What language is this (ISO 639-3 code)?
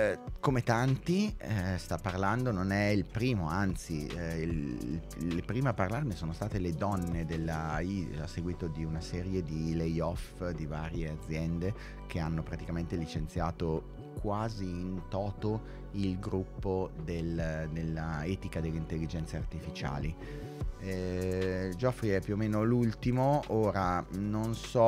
ita